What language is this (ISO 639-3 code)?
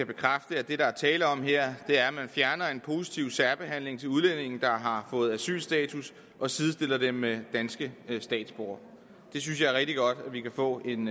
dan